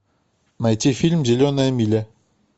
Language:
Russian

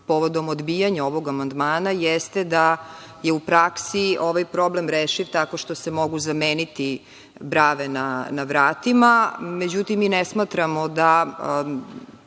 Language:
Serbian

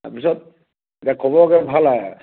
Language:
Assamese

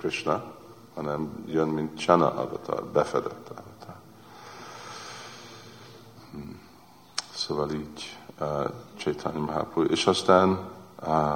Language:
Hungarian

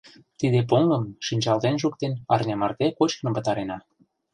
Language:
Mari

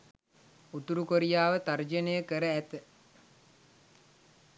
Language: Sinhala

